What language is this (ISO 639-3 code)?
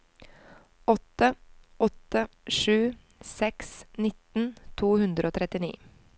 nor